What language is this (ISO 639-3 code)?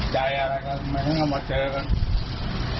tha